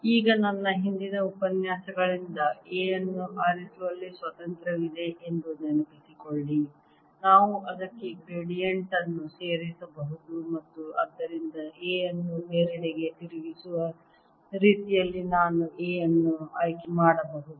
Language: Kannada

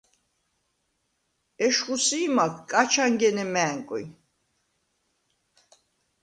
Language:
Svan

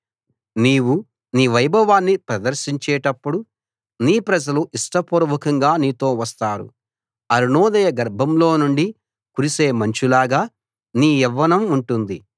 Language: Telugu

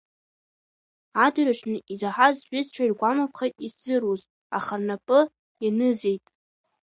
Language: Abkhazian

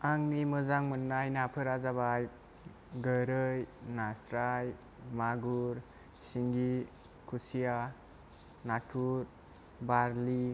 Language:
Bodo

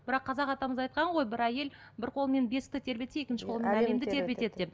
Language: Kazakh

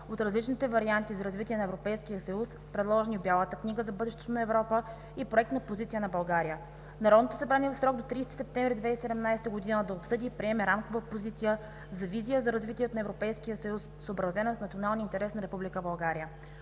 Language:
Bulgarian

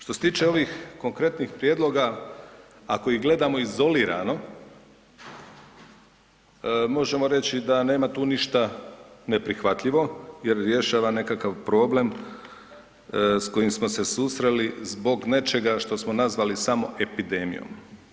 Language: Croatian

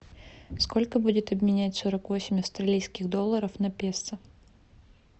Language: Russian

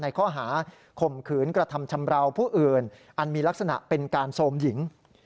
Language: Thai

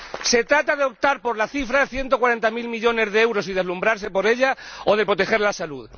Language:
Spanish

